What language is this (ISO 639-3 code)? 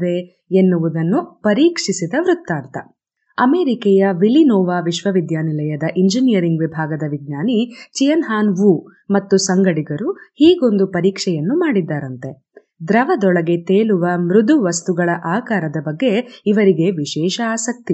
kan